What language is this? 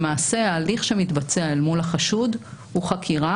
Hebrew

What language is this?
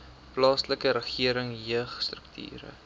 Afrikaans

